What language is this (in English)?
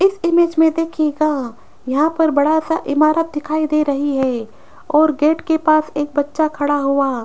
Hindi